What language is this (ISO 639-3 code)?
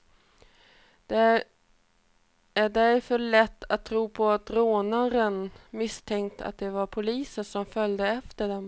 swe